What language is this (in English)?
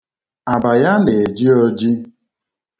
Igbo